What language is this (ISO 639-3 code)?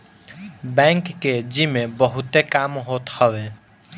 bho